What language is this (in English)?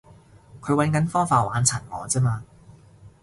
Cantonese